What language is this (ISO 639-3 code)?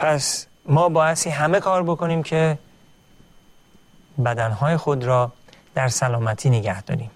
fas